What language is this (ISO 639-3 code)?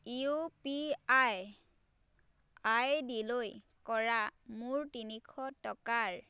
asm